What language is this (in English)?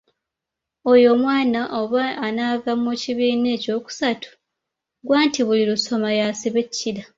Ganda